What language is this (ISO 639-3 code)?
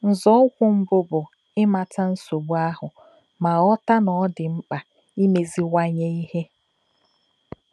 ibo